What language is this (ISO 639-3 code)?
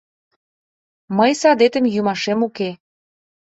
chm